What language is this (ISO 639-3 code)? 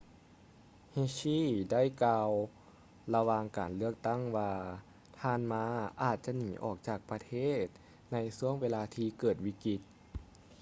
lao